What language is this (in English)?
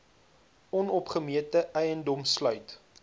Afrikaans